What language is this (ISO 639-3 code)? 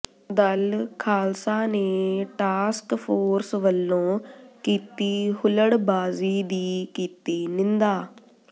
pan